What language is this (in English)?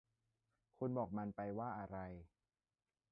Thai